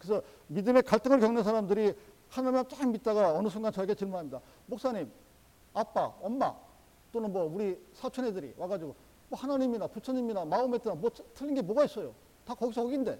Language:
Korean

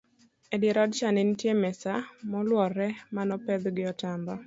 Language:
Luo (Kenya and Tanzania)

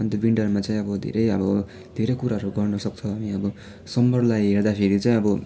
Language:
Nepali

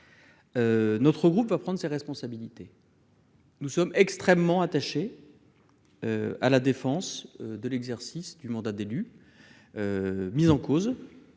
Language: French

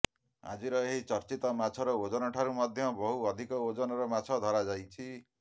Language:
Odia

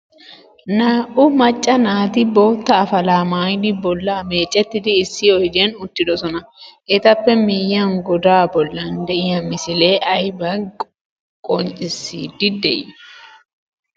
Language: Wolaytta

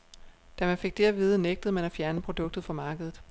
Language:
Danish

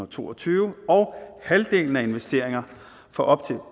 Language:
Danish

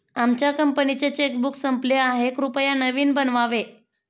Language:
Marathi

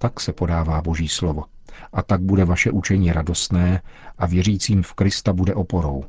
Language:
Czech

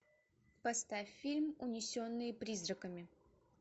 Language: Russian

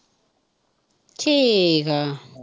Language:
Punjabi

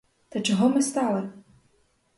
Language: Ukrainian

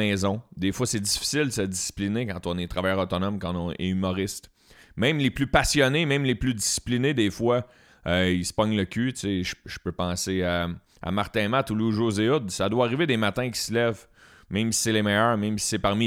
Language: French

